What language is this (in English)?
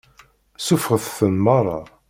Kabyle